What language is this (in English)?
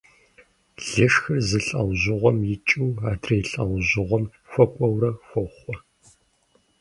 Kabardian